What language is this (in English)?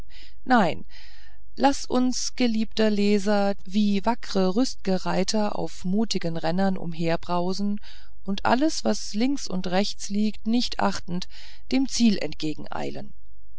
German